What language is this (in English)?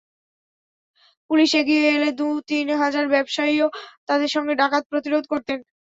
Bangla